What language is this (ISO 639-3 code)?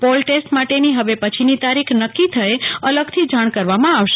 guj